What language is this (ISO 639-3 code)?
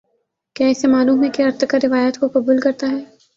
urd